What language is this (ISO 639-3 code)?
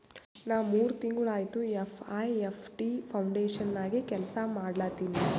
kan